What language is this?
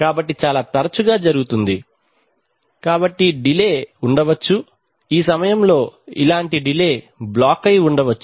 Telugu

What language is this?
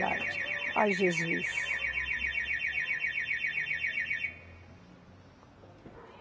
Portuguese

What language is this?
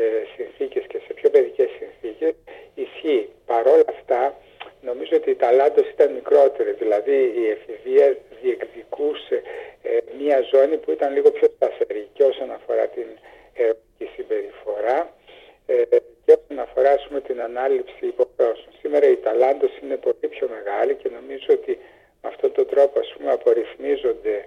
Greek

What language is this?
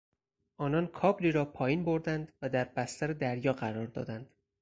Persian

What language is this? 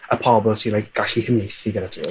Welsh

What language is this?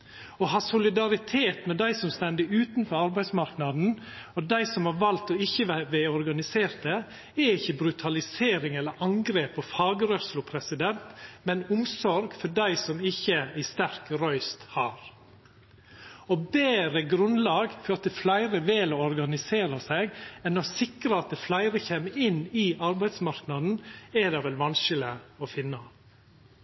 Norwegian Nynorsk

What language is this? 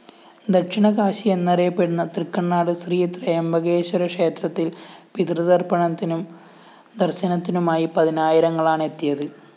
Malayalam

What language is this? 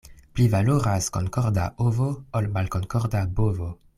Esperanto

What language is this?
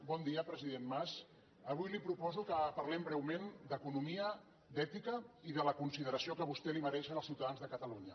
Catalan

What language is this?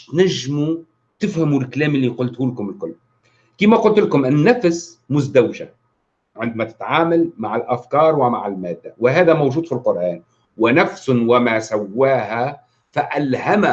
Arabic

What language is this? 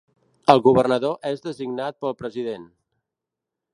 Catalan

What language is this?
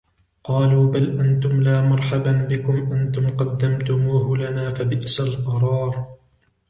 Arabic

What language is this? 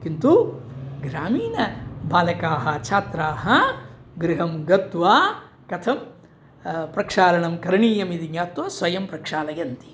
Sanskrit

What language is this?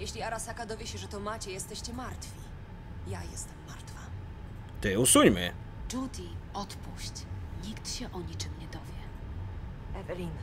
Polish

